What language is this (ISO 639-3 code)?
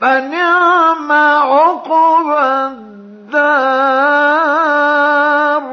ara